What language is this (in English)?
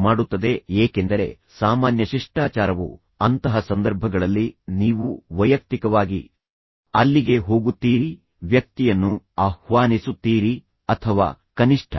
Kannada